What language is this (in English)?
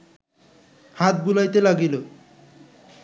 Bangla